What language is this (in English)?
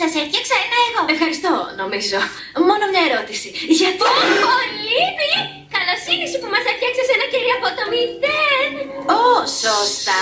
Greek